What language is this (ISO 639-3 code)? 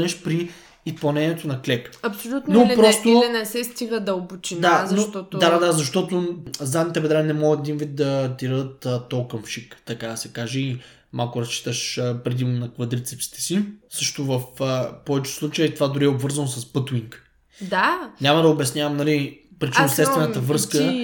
bul